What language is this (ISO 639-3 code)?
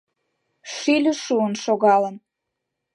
chm